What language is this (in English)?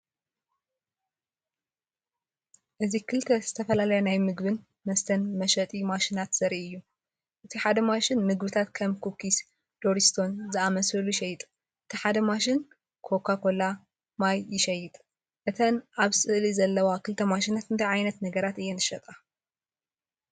Tigrinya